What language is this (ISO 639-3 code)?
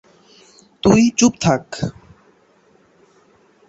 ben